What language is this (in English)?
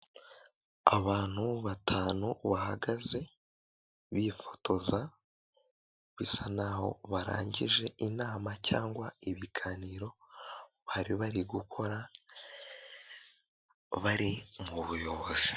Kinyarwanda